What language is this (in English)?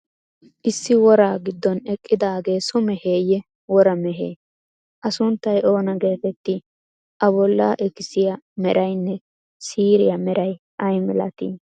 Wolaytta